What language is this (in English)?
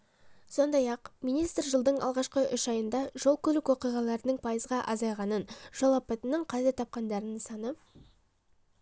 Kazakh